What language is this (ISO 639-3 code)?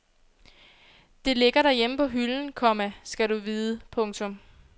dan